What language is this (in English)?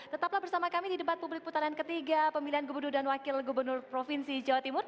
Indonesian